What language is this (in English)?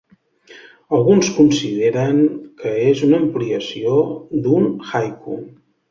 Catalan